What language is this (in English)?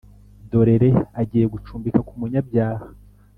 Kinyarwanda